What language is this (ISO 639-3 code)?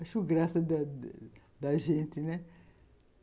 por